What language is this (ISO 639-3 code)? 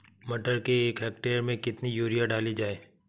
hin